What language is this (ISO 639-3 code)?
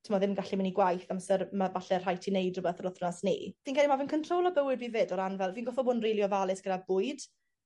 cym